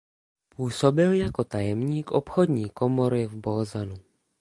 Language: Czech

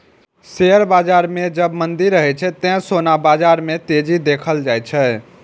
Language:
Maithili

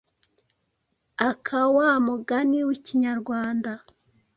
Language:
Kinyarwanda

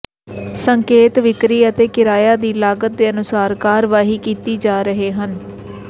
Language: Punjabi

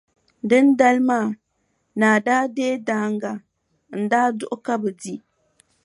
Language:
Dagbani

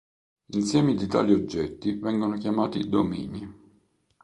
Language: Italian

